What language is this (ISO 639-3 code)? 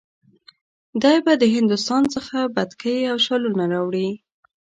pus